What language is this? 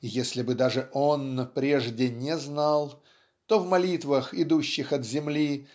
Russian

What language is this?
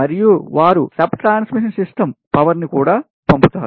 Telugu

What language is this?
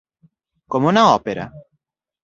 Galician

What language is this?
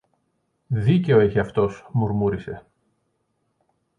Greek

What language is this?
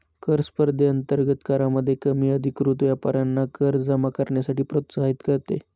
Marathi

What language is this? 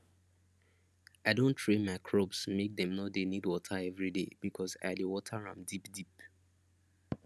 Nigerian Pidgin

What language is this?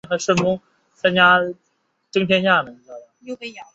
Chinese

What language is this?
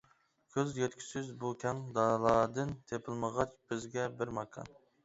Uyghur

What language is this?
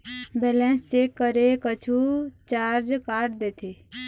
Chhattisgarhi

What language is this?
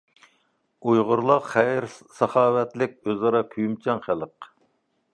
Uyghur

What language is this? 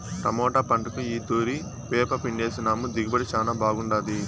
Telugu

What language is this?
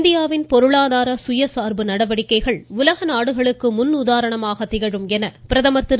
Tamil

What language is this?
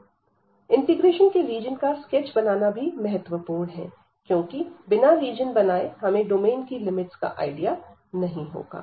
Hindi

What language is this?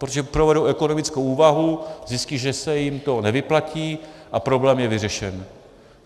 Czech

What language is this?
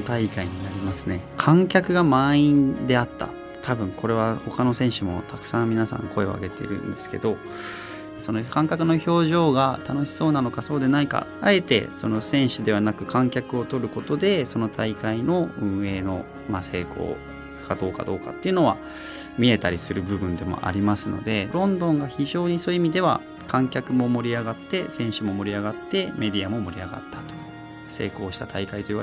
Japanese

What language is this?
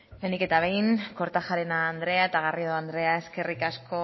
Basque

